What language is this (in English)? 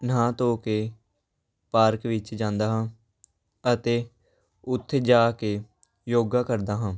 Punjabi